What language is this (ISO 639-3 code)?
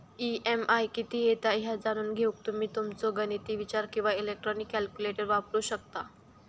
mar